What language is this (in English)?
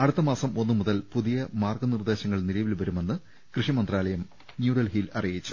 Malayalam